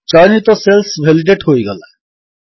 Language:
Odia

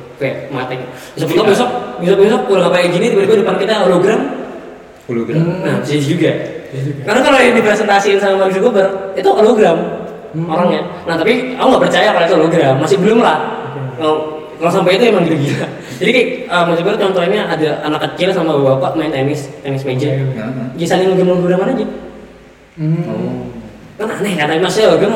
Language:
Indonesian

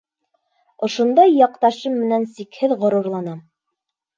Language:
Bashkir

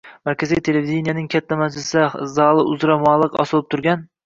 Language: Uzbek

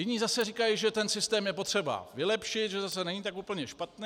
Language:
Czech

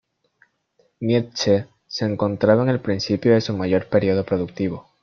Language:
Spanish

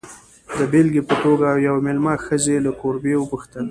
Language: Pashto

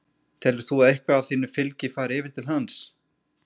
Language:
Icelandic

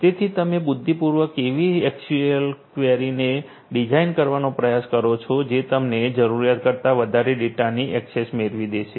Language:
Gujarati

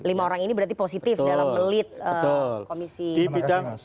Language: Indonesian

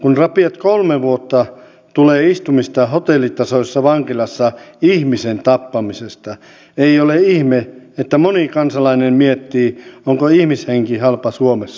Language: Finnish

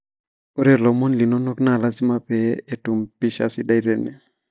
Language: Masai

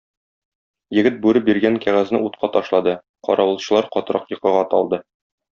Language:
Tatar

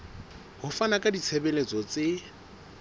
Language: Southern Sotho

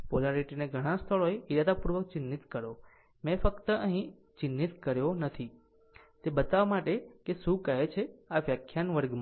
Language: Gujarati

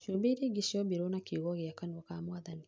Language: Kikuyu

